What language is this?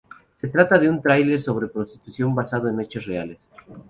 Spanish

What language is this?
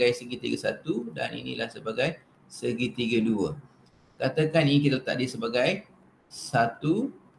Malay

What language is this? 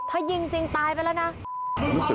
Thai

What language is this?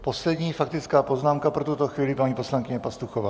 Czech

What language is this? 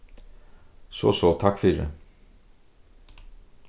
Faroese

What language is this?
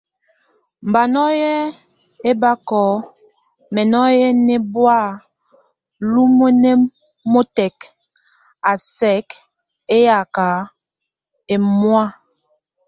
Tunen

